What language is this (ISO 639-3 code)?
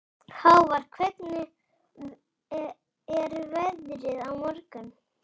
isl